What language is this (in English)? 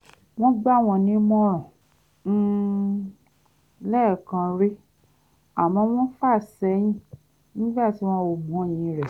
Yoruba